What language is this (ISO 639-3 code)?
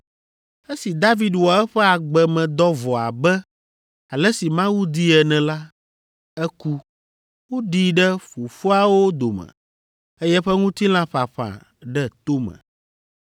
ewe